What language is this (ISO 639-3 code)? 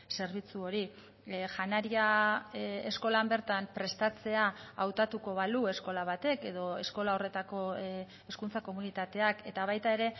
eus